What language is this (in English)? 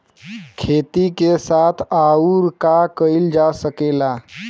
Bhojpuri